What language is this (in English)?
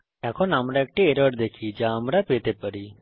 Bangla